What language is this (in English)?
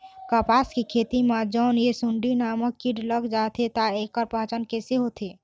Chhattisgarhi